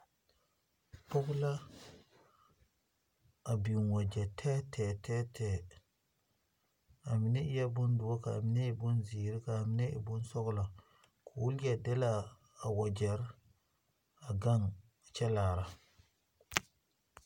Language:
Southern Dagaare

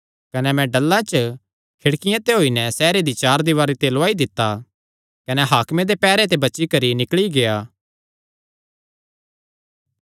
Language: Kangri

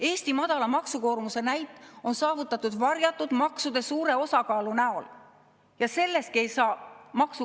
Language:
Estonian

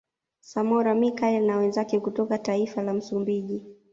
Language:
Swahili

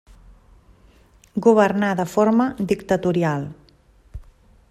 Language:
Catalan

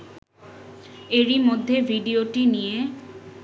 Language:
Bangla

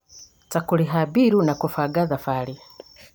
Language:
Kikuyu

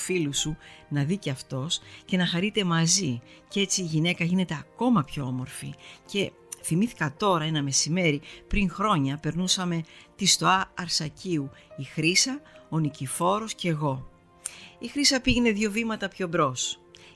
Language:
Greek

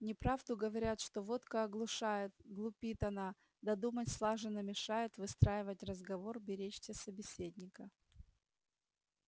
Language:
Russian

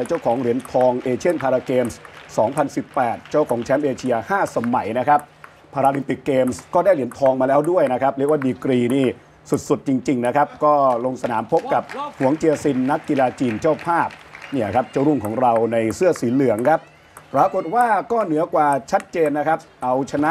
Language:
Thai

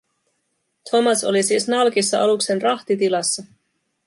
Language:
Finnish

